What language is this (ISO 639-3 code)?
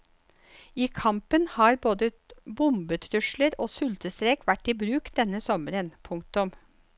nor